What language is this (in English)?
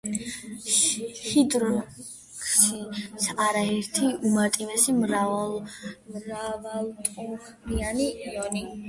Georgian